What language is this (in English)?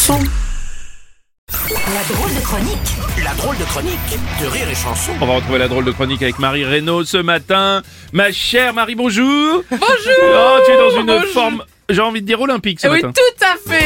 French